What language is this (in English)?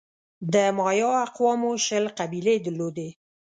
Pashto